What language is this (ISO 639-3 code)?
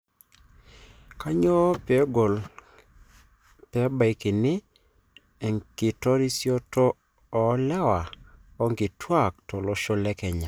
mas